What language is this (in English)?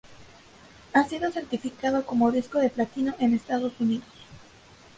Spanish